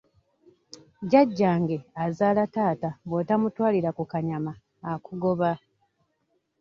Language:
Ganda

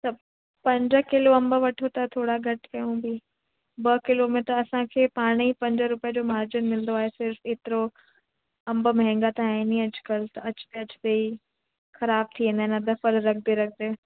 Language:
Sindhi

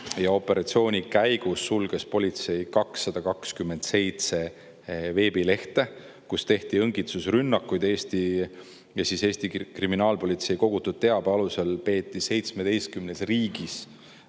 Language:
Estonian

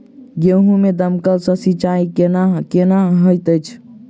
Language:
Maithili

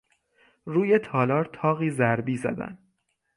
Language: Persian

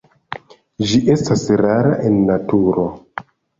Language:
Esperanto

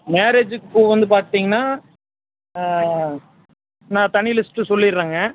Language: Tamil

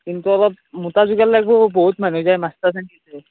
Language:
Assamese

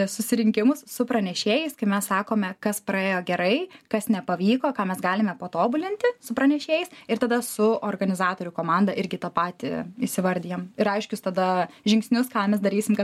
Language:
Lithuanian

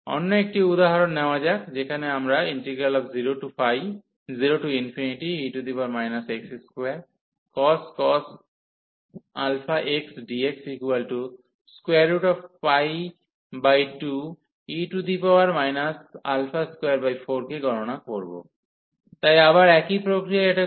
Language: Bangla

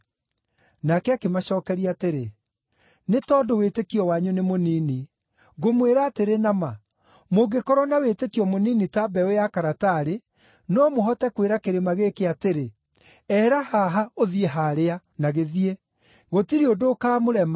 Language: Kikuyu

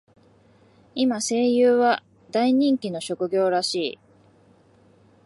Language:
Japanese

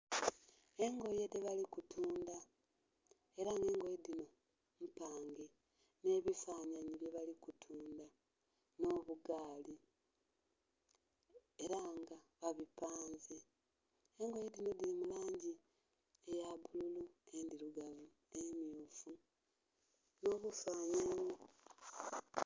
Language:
Soga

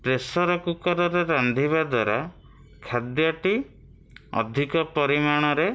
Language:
Odia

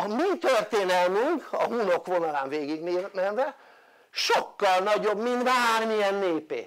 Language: Hungarian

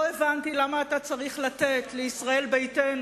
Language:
Hebrew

